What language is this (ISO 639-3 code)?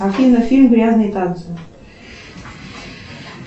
rus